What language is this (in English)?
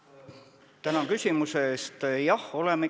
Estonian